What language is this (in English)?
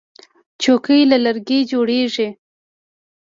Pashto